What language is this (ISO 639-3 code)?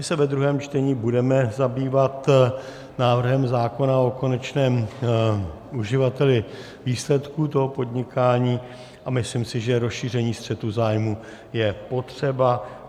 ces